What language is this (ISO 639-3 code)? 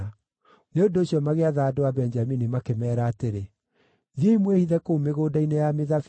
kik